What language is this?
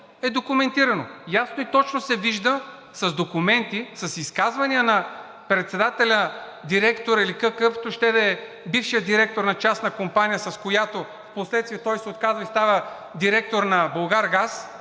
Bulgarian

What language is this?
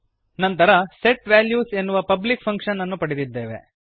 Kannada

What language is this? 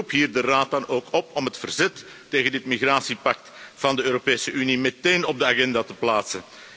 Dutch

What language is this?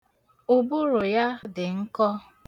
Igbo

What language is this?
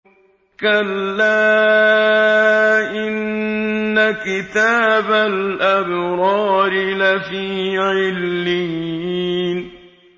Arabic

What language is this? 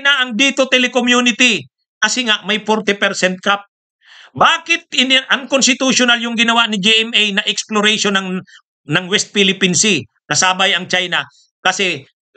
Filipino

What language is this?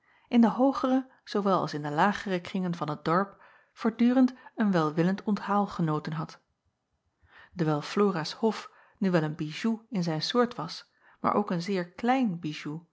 Dutch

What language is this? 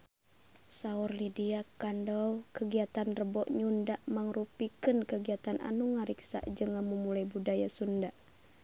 Sundanese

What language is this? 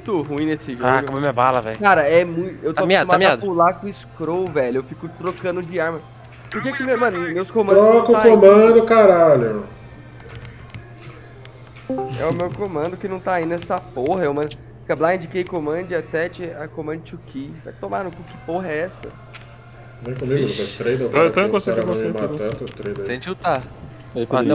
Portuguese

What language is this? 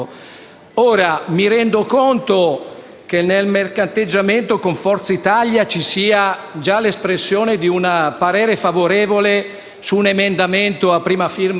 Italian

